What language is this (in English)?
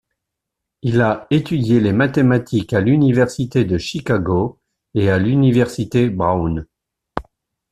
French